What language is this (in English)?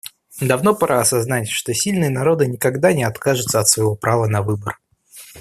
Russian